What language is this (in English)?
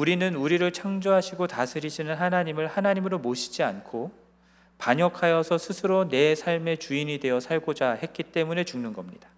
Korean